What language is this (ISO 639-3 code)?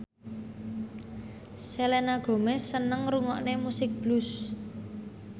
jav